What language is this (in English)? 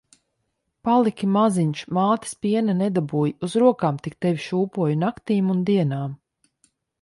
Latvian